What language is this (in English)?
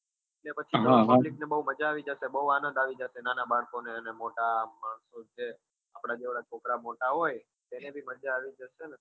Gujarati